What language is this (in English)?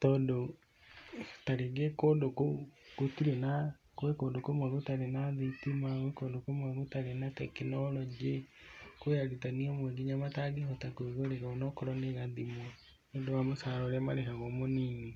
Kikuyu